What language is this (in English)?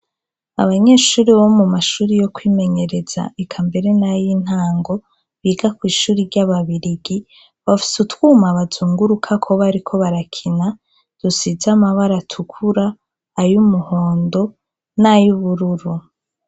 Rundi